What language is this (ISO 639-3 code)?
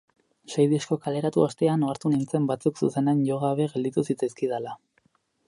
eus